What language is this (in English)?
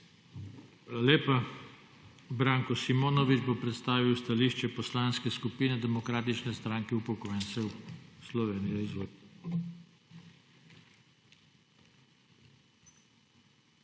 Slovenian